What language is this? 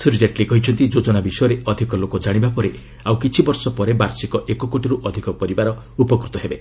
Odia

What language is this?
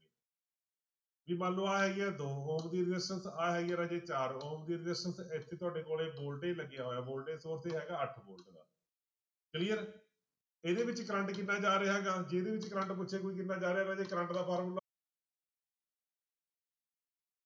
Punjabi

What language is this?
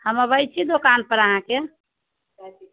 Maithili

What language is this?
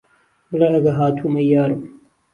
Central Kurdish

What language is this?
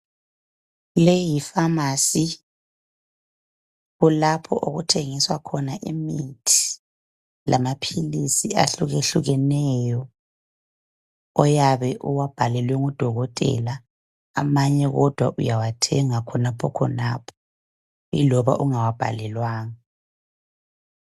North Ndebele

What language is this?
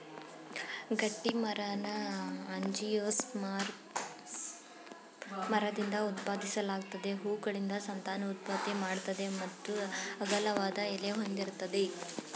Kannada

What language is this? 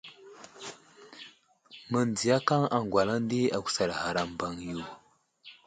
Wuzlam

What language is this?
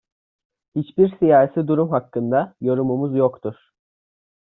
Turkish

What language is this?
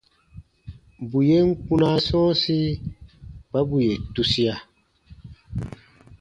Baatonum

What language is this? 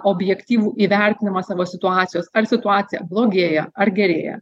Lithuanian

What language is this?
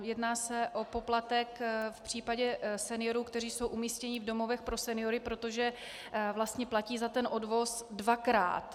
Czech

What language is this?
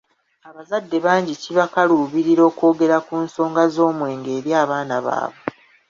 Ganda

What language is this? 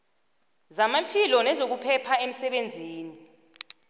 South Ndebele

